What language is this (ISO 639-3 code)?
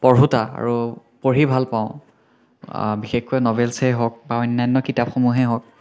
asm